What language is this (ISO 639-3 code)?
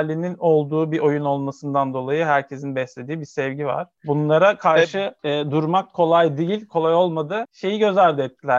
tur